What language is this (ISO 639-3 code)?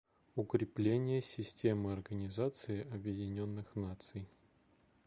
rus